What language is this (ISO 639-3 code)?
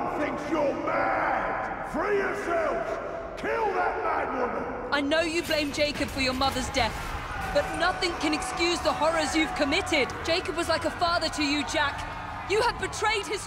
pol